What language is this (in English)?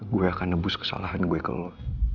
Indonesian